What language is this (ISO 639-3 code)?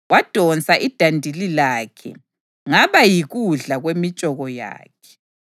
nde